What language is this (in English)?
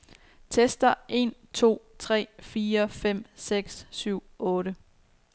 Danish